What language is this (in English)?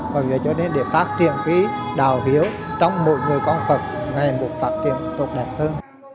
Vietnamese